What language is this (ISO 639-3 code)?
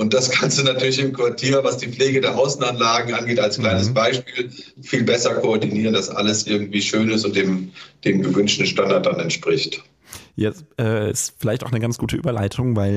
deu